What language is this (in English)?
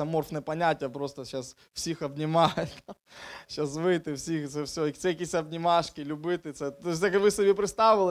Ukrainian